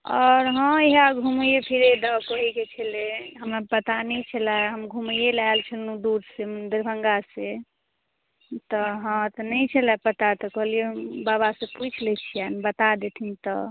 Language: Maithili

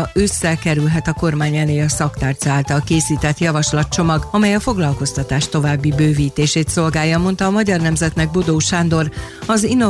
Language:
Hungarian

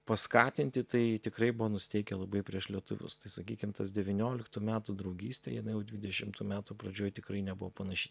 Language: Lithuanian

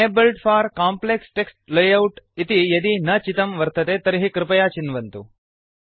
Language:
Sanskrit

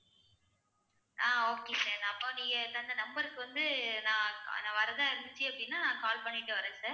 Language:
Tamil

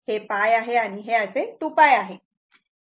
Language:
Marathi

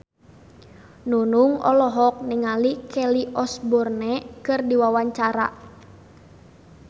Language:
Sundanese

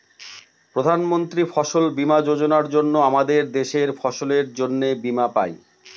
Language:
Bangla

